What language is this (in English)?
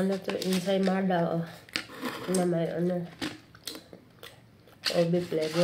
Filipino